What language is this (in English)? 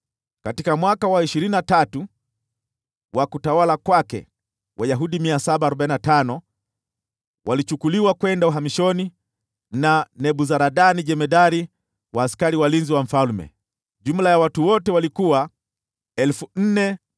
Swahili